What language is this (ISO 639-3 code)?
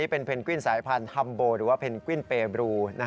tha